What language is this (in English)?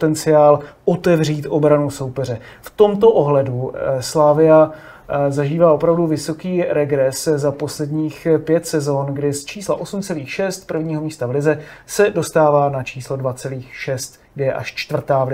Czech